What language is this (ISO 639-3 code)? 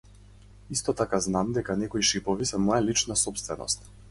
mkd